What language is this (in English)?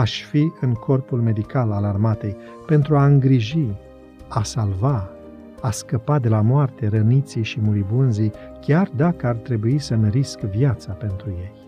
Romanian